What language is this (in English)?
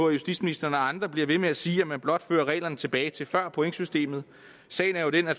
Danish